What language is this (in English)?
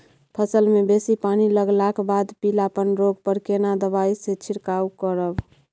Maithili